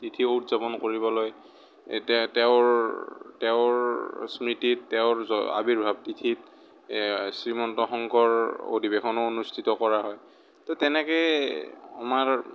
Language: Assamese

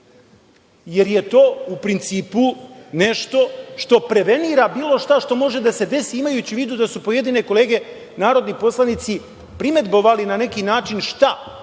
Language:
Serbian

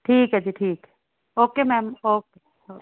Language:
Punjabi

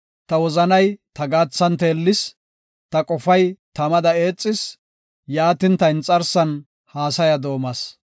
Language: Gofa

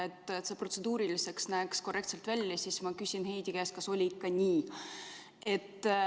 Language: Estonian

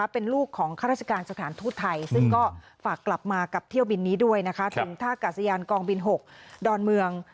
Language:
Thai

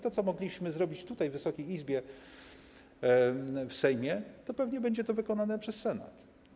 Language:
Polish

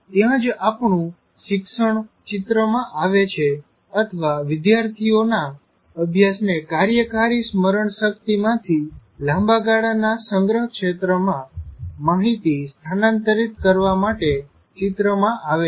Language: Gujarati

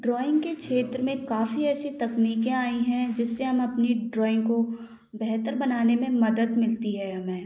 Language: Hindi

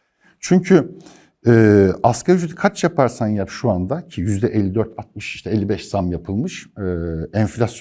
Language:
Turkish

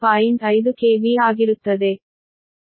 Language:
Kannada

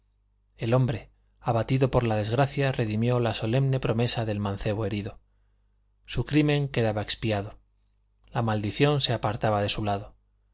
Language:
Spanish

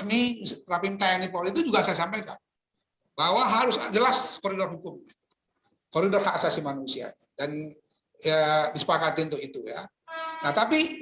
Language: Indonesian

